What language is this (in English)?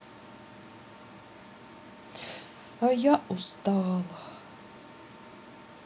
Russian